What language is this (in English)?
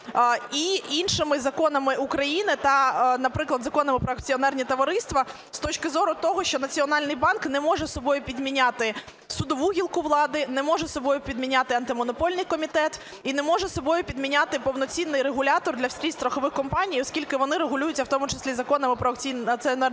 Ukrainian